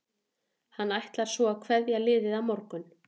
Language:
Icelandic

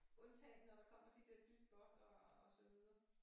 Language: Danish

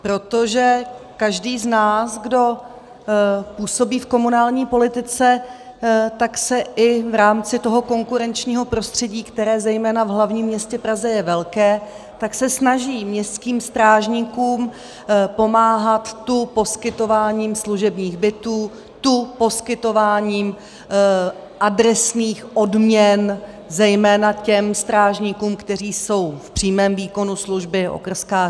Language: Czech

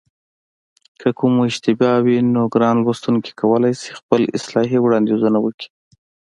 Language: Pashto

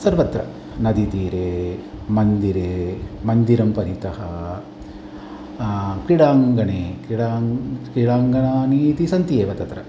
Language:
Sanskrit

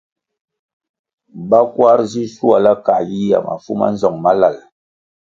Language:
Kwasio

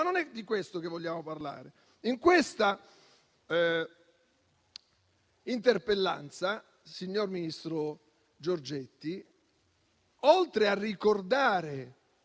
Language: Italian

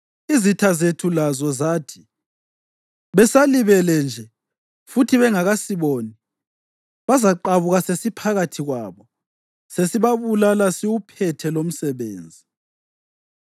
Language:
North Ndebele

